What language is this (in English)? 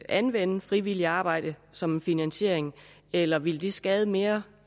Danish